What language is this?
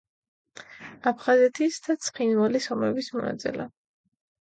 Georgian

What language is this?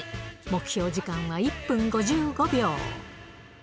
Japanese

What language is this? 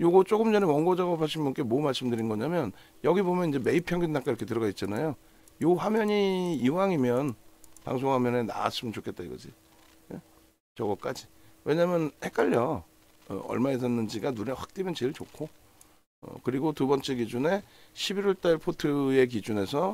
Korean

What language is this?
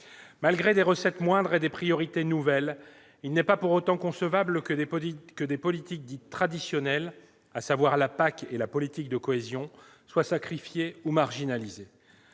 French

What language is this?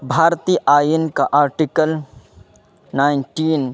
Urdu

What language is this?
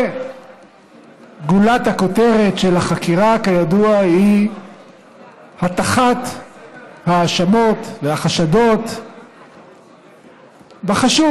Hebrew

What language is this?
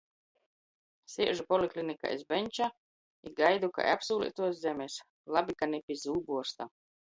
Latgalian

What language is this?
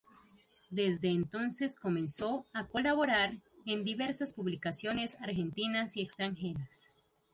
Spanish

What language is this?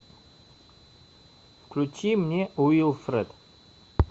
Russian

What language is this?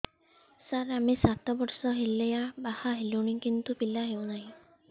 Odia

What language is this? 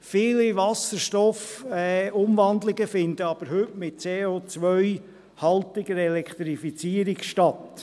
Swiss German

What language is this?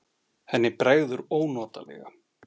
Icelandic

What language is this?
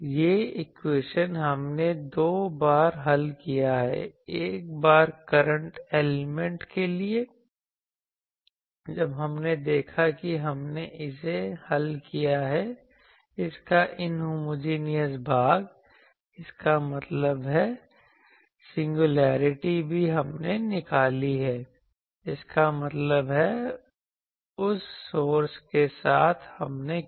Hindi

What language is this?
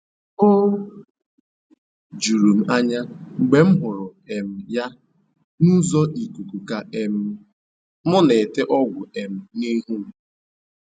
Igbo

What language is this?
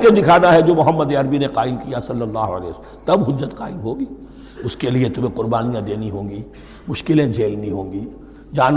Urdu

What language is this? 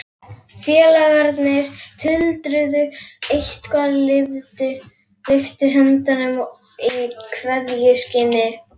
Icelandic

